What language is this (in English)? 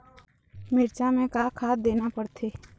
Chhattisgarhi